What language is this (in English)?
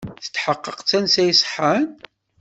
Kabyle